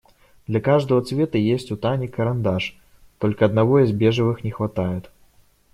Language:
Russian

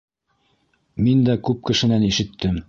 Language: Bashkir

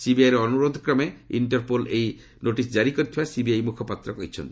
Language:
Odia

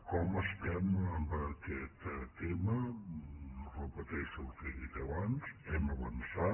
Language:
Catalan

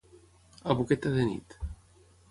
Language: Catalan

